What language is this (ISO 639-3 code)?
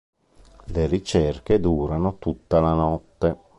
ita